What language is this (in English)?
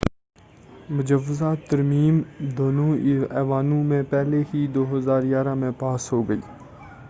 Urdu